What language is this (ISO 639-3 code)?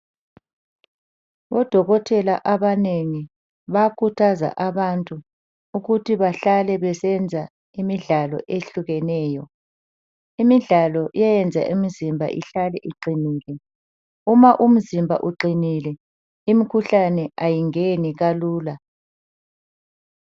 nde